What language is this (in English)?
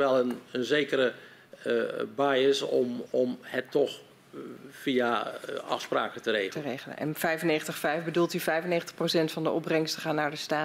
Dutch